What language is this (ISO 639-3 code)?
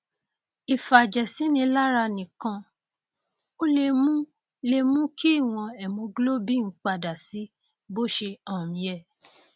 yor